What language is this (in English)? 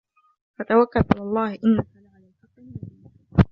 Arabic